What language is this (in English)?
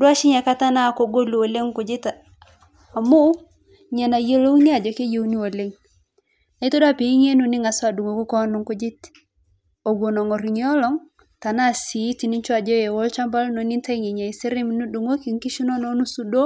Masai